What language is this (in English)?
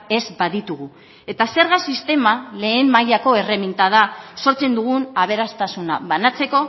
Basque